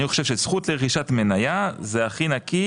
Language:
Hebrew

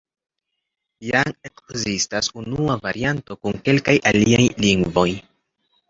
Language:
Esperanto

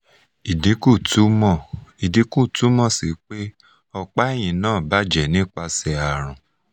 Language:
Yoruba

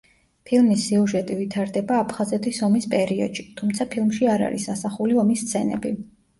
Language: Georgian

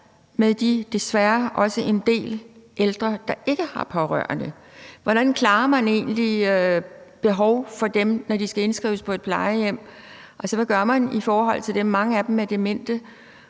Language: Danish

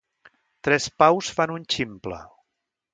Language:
Catalan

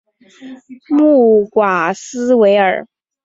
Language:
Chinese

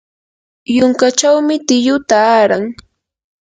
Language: Yanahuanca Pasco Quechua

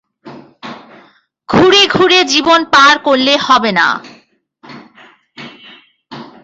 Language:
Bangla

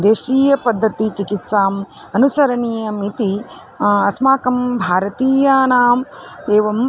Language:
Sanskrit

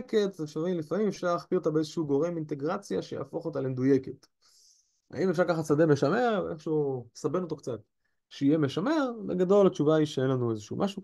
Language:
Hebrew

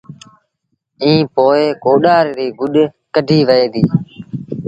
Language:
Sindhi Bhil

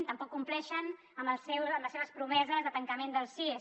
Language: Catalan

